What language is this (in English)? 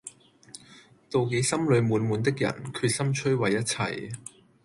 Cantonese